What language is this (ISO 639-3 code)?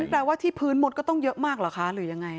tha